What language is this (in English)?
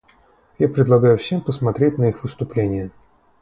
Russian